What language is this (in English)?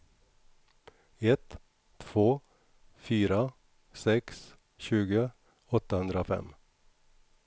Swedish